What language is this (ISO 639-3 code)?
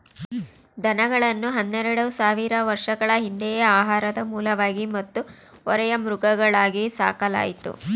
kan